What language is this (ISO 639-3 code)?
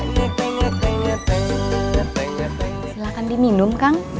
ind